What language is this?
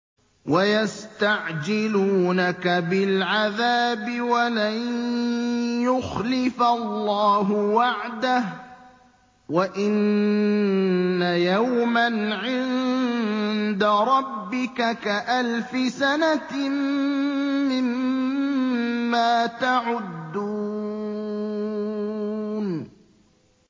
Arabic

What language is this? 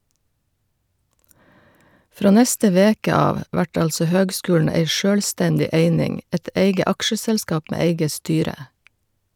Norwegian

